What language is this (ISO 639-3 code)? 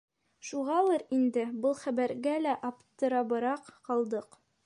bak